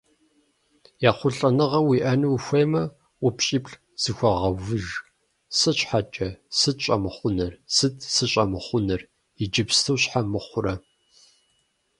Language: Kabardian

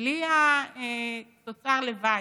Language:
Hebrew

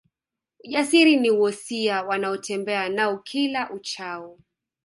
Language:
Swahili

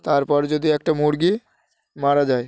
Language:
Bangla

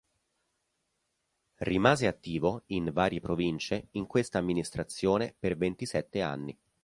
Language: Italian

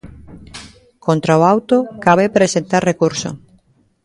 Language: Galician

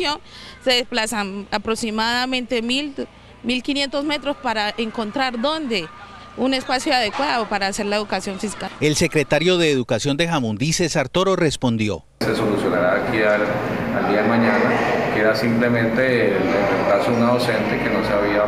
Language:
Spanish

